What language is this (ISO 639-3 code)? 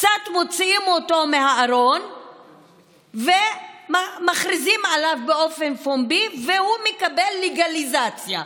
heb